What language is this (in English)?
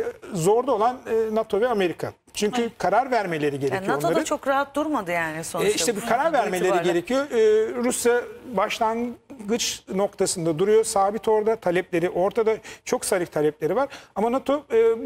Turkish